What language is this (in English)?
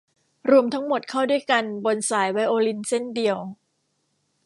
Thai